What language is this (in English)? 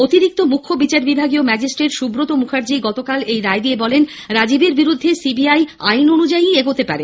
Bangla